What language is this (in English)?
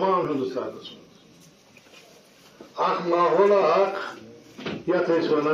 Turkish